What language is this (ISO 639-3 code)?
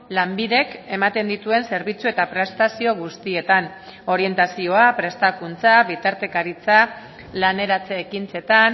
eus